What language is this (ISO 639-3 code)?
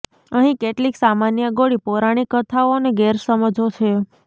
guj